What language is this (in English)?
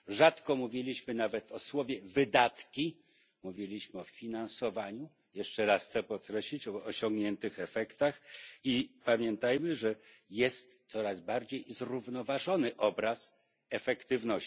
Polish